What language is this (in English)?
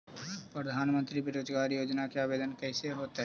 Magahi